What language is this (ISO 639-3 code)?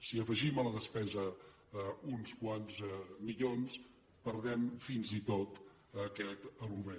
cat